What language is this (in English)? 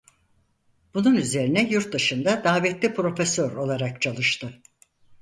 Turkish